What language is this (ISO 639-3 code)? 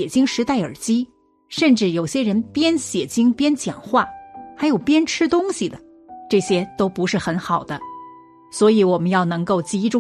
zho